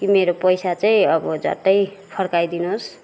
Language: Nepali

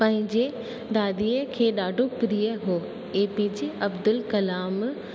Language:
Sindhi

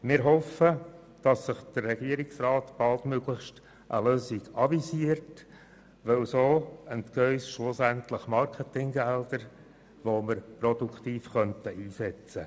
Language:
Swiss German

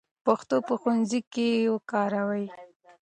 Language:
Pashto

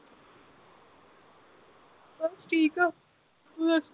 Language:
Punjabi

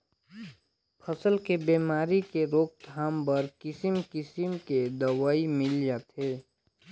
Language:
Chhattisgarhi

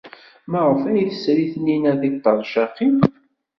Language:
Kabyle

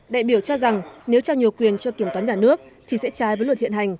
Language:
Vietnamese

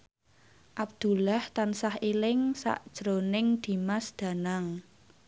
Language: Javanese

